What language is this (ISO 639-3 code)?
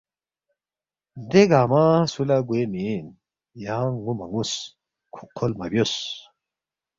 bft